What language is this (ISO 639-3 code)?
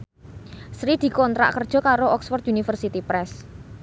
jav